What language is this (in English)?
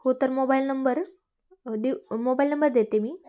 Marathi